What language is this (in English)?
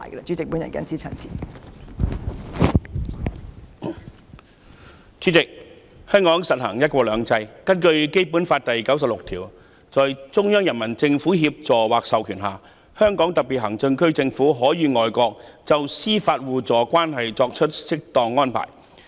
Cantonese